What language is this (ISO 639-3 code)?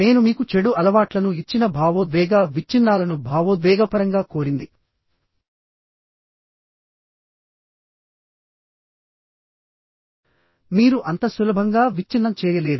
tel